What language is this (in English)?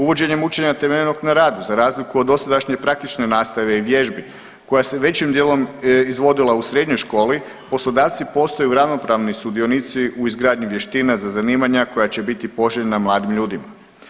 Croatian